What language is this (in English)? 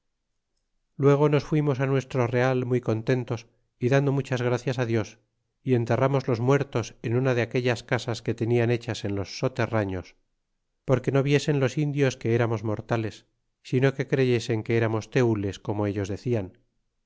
Spanish